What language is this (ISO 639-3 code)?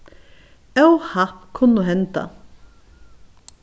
fao